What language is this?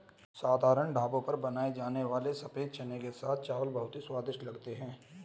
Hindi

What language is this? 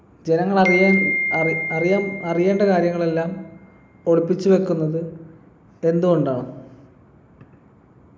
Malayalam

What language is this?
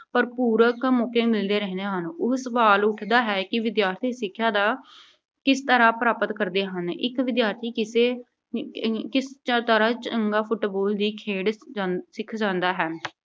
Punjabi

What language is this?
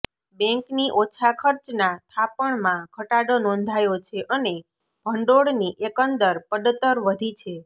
Gujarati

